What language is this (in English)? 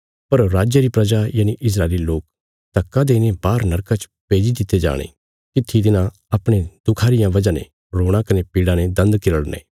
Bilaspuri